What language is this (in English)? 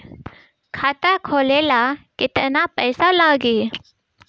Bhojpuri